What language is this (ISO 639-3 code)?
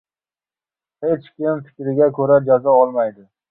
uzb